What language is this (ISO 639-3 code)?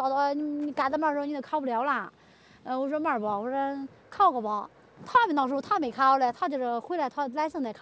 zho